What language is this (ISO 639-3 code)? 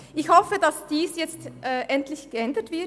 gsw